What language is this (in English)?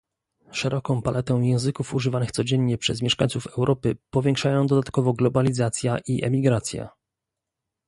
Polish